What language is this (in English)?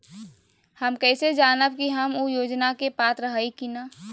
Magahi